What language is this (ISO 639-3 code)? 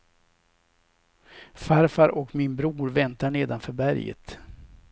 swe